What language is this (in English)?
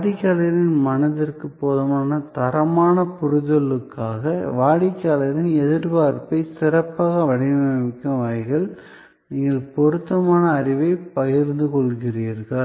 Tamil